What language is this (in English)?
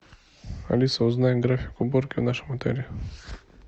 Russian